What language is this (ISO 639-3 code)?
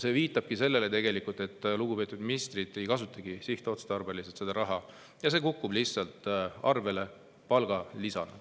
est